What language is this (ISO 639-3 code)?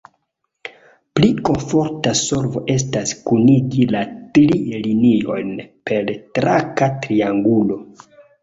epo